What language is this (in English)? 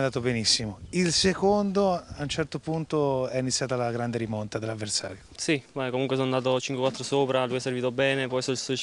Italian